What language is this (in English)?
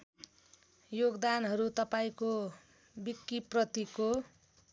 Nepali